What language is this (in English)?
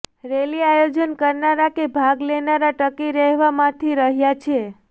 Gujarati